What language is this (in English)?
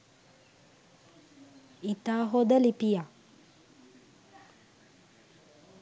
Sinhala